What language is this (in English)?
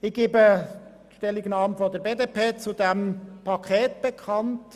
Swiss German